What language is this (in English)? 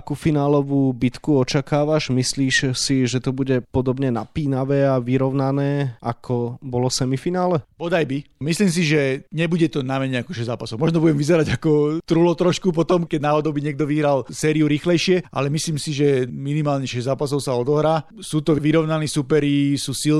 Slovak